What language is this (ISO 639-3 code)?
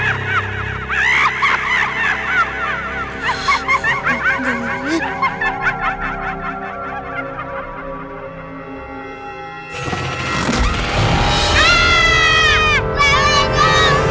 ind